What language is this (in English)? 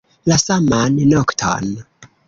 Esperanto